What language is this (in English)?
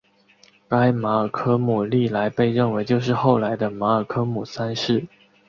Chinese